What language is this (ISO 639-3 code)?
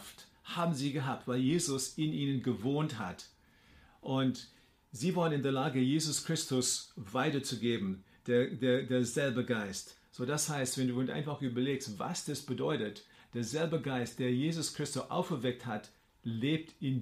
deu